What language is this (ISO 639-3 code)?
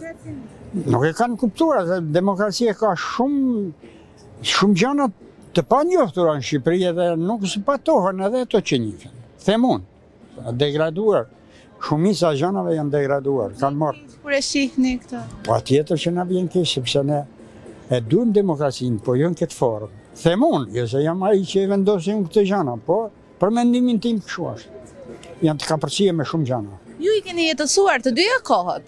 ron